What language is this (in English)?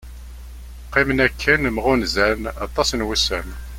Kabyle